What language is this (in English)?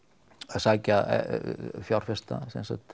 Icelandic